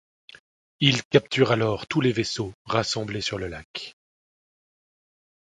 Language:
French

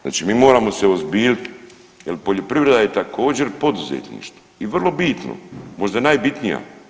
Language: Croatian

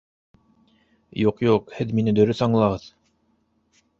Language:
Bashkir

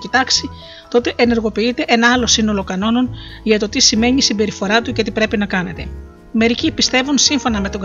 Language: Greek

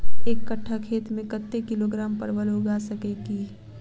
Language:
Maithili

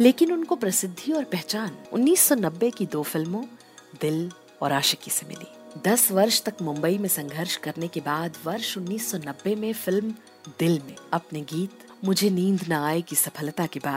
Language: Hindi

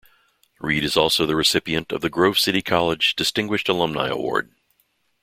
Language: English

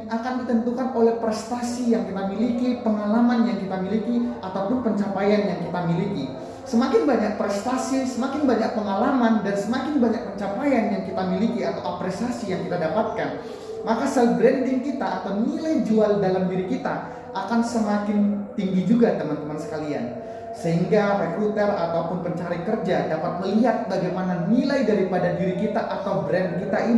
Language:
Indonesian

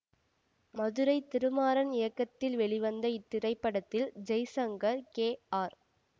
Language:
Tamil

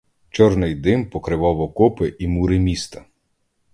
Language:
Ukrainian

